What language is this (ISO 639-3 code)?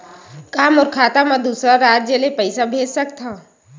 hne